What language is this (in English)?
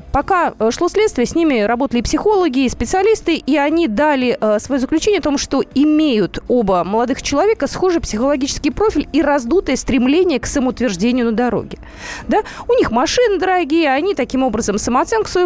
Russian